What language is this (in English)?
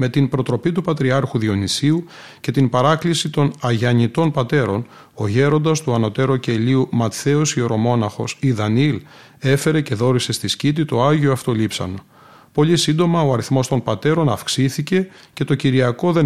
Greek